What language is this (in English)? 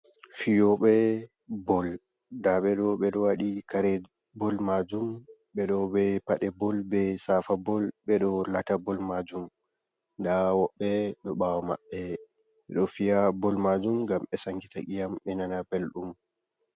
Fula